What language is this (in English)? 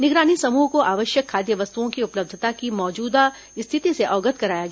Hindi